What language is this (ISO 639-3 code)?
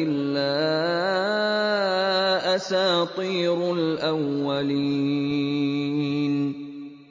ara